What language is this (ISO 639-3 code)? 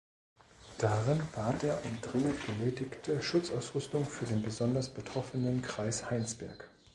deu